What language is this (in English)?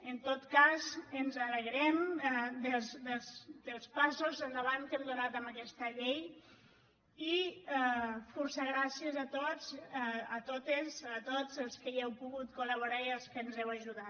Catalan